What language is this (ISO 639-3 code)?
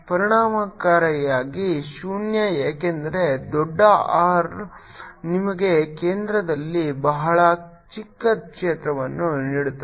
kan